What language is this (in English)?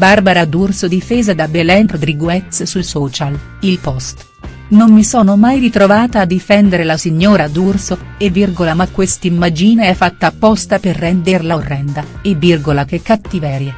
Italian